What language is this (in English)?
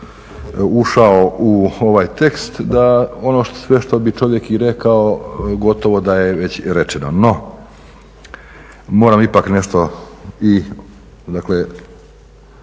Croatian